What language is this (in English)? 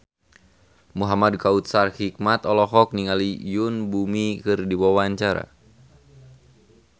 Sundanese